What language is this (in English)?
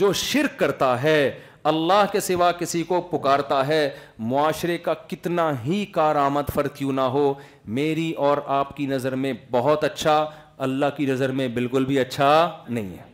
Urdu